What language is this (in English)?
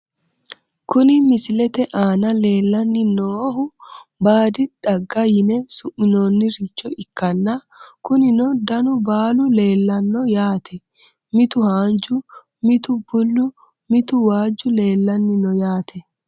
Sidamo